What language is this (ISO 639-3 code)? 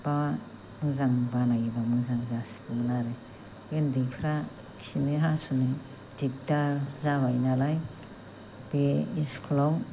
brx